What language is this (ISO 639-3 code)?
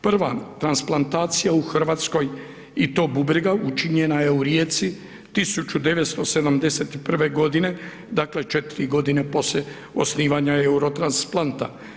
hrv